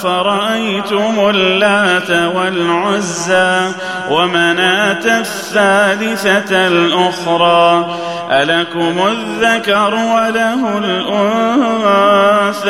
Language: Arabic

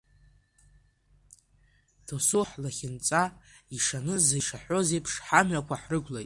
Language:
Abkhazian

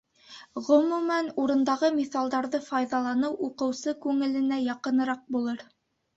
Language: Bashkir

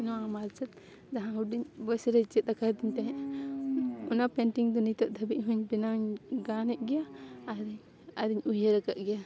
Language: Santali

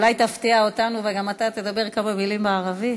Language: Hebrew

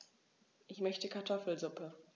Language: German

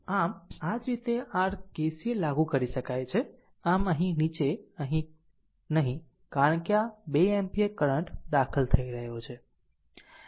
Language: Gujarati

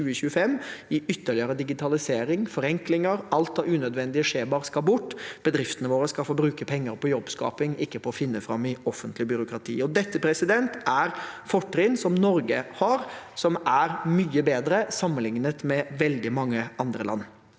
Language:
Norwegian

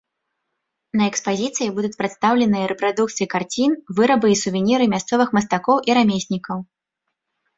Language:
Belarusian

